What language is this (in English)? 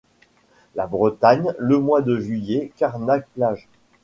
French